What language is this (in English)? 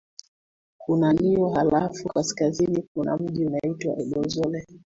Swahili